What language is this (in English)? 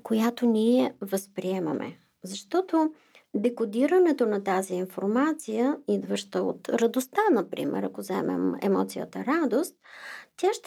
Bulgarian